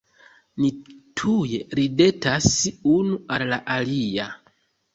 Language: Esperanto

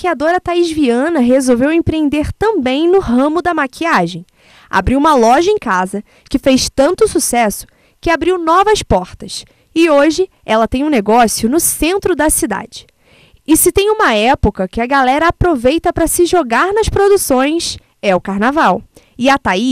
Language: Portuguese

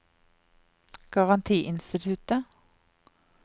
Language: Norwegian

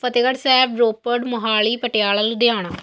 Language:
Punjabi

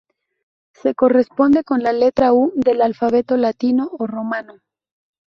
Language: Spanish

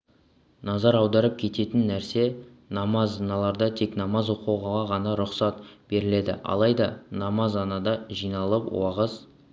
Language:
Kazakh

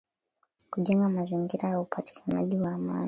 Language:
Swahili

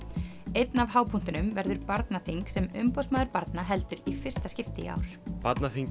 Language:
Icelandic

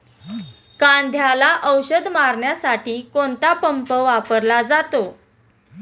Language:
Marathi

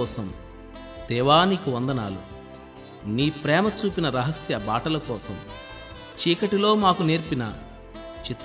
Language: Telugu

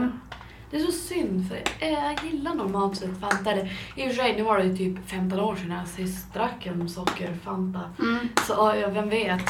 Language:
Swedish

